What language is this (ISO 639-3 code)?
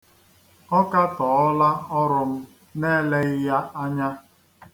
ibo